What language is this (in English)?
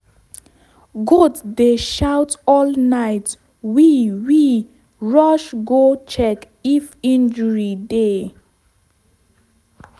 Nigerian Pidgin